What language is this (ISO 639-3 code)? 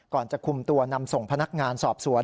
tha